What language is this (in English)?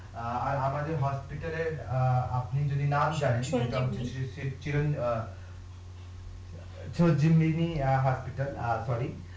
Bangla